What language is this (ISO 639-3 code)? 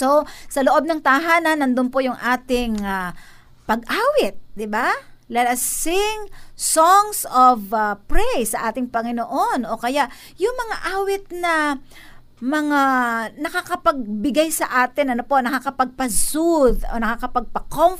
fil